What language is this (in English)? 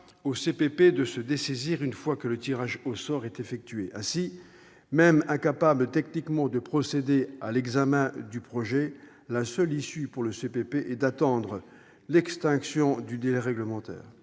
French